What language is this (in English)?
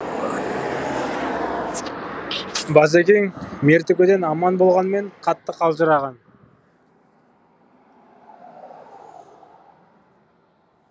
Kazakh